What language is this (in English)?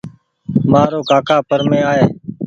Goaria